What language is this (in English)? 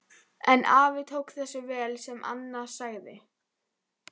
Icelandic